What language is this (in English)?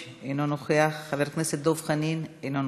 Hebrew